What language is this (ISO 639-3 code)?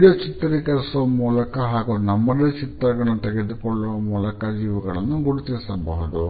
kan